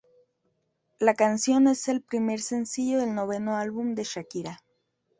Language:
Spanish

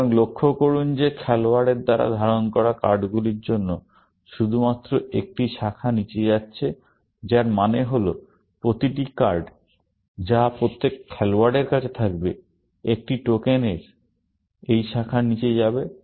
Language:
Bangla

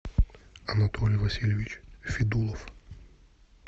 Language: Russian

